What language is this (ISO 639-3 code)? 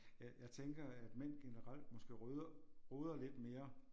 dan